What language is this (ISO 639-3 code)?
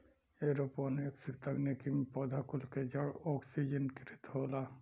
bho